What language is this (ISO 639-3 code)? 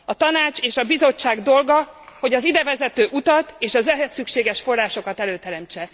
hun